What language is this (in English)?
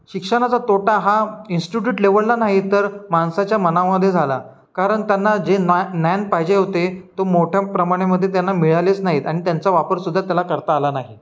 Marathi